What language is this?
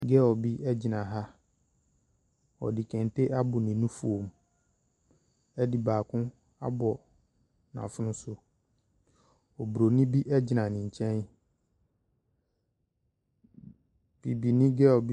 Akan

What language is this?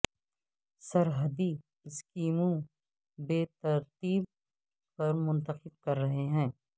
Urdu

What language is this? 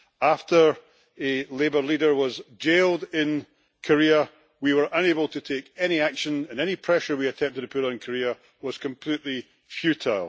English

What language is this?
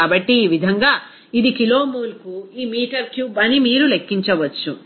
Telugu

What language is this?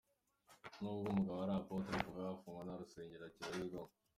Kinyarwanda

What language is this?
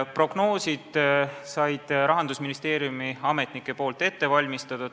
Estonian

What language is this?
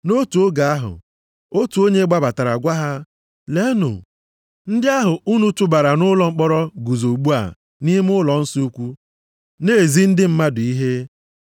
Igbo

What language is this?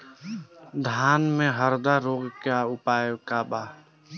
Bhojpuri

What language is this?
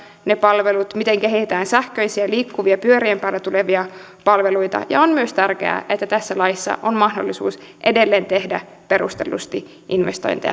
Finnish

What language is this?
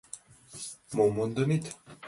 Mari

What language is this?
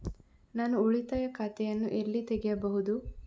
Kannada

